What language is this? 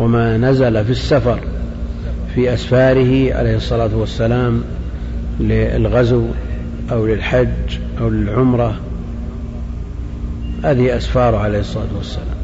Arabic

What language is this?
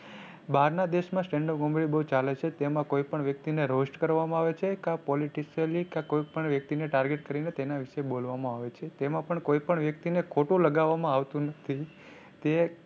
Gujarati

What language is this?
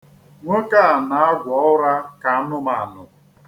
Igbo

